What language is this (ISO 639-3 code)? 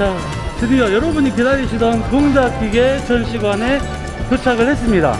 kor